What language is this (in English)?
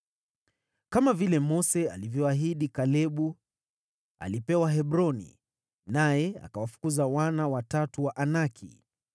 Swahili